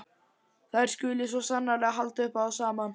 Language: Icelandic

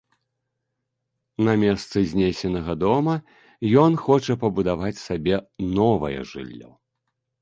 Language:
Belarusian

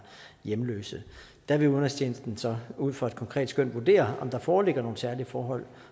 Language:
Danish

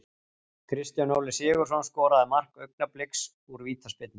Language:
Icelandic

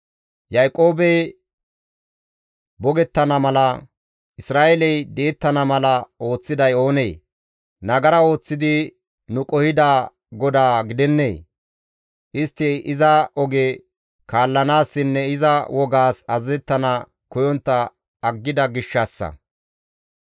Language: Gamo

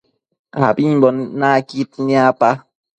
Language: Matsés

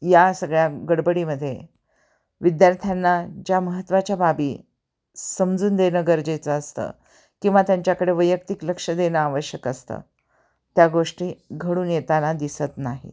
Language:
Marathi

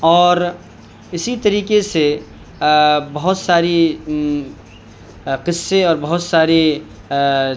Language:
Urdu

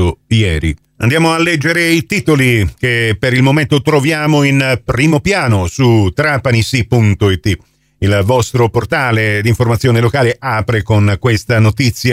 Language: Italian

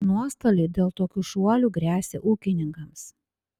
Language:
Lithuanian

